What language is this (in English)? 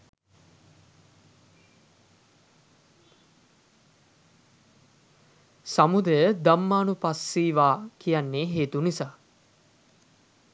Sinhala